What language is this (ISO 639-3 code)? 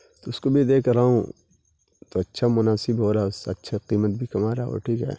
urd